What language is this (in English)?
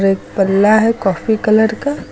Hindi